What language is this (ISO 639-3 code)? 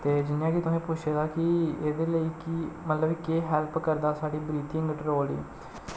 doi